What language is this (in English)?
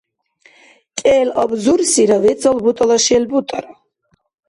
Dargwa